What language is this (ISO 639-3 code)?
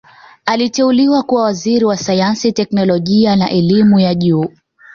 swa